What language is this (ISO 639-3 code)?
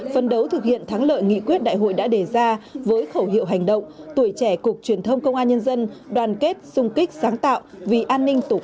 vie